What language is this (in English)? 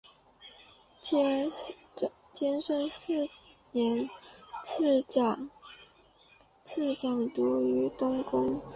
Chinese